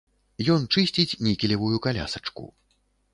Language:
Belarusian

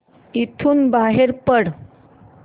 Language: Marathi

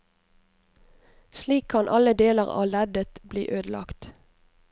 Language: Norwegian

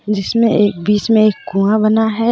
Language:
Hindi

